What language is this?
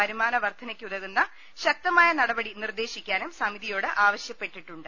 Malayalam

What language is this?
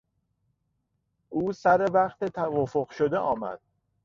Persian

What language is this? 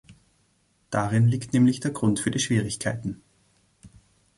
German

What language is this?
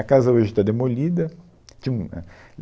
Portuguese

